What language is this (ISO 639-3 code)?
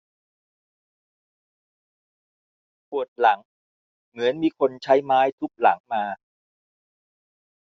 tha